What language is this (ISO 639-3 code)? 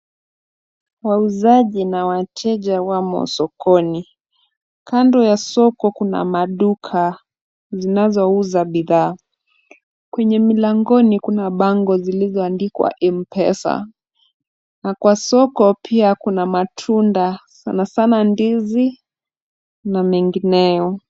swa